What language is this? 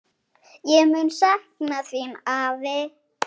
Icelandic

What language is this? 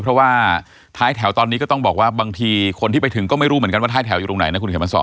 Thai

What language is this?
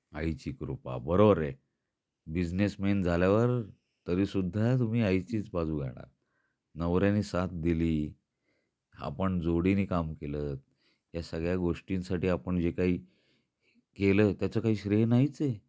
Marathi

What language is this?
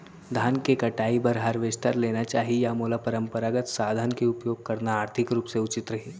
Chhattisgarhi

